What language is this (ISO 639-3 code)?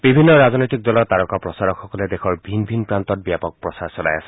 asm